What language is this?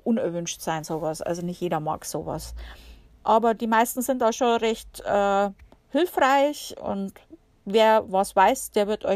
German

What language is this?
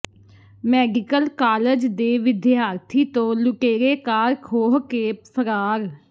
Punjabi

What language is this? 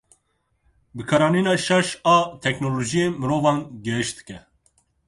Kurdish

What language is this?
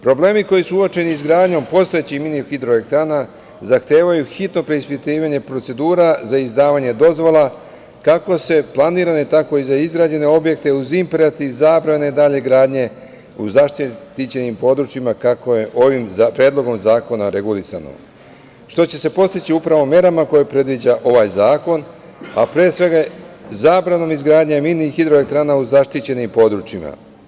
Serbian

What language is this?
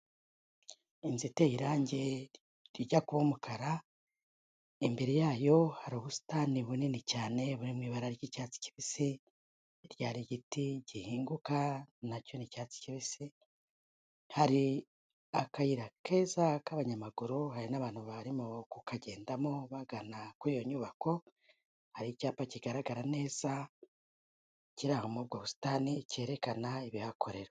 Kinyarwanda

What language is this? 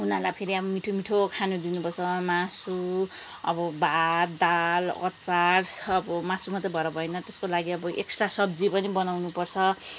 Nepali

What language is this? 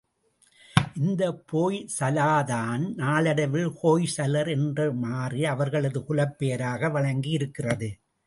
Tamil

